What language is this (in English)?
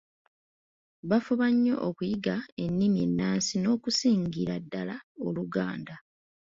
Ganda